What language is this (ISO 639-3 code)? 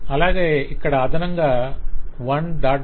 tel